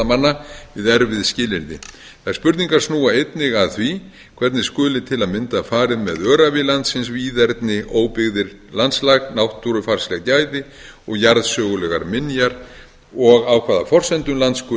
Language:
Icelandic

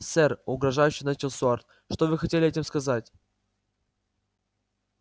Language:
Russian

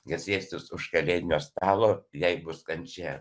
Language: Lithuanian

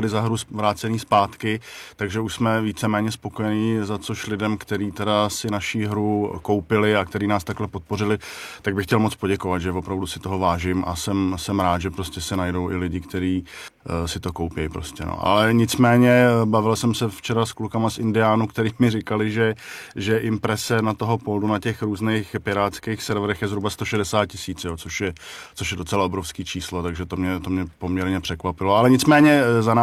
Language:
Czech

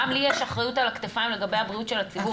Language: Hebrew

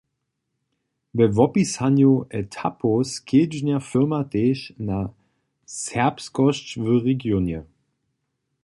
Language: Upper Sorbian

